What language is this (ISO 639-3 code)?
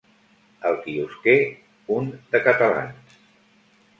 cat